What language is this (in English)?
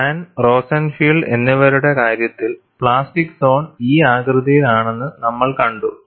Malayalam